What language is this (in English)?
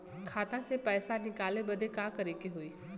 Bhojpuri